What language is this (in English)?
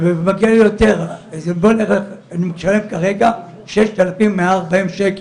Hebrew